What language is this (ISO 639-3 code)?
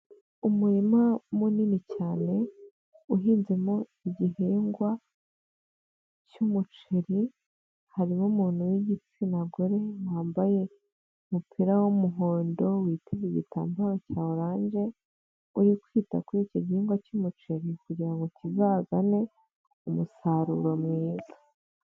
kin